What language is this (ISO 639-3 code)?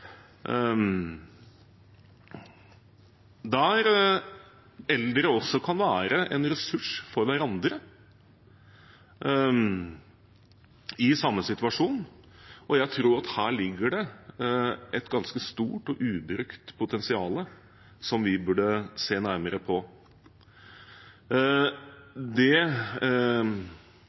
nob